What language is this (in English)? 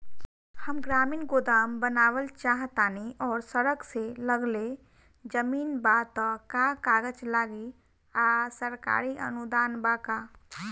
Bhojpuri